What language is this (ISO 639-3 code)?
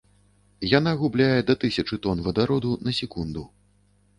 bel